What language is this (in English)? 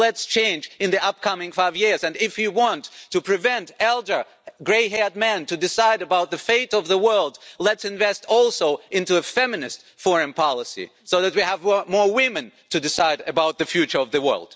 English